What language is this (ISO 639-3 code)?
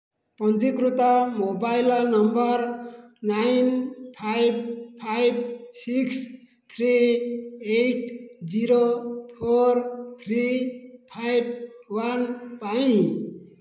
ori